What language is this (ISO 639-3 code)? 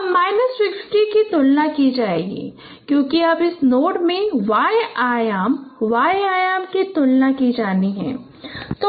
hin